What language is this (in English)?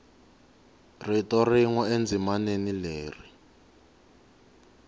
Tsonga